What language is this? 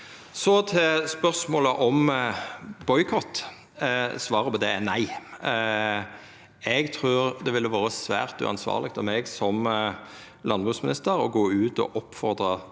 Norwegian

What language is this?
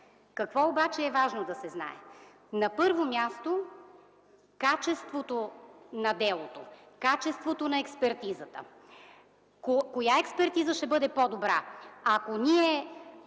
Bulgarian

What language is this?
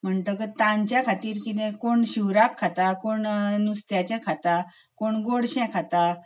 Konkani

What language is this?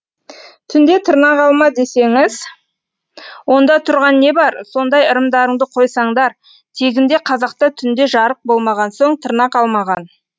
Kazakh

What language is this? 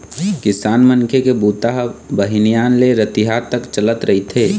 Chhattisgarhi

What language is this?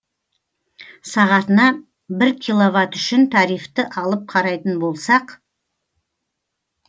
Kazakh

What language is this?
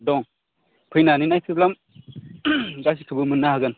Bodo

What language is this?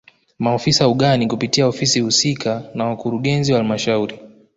Swahili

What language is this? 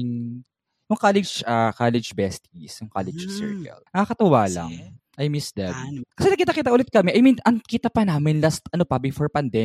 Filipino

